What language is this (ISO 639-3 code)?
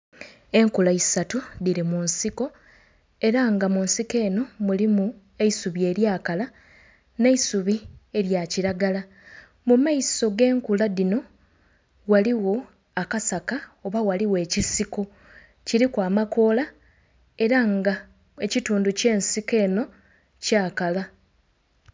xog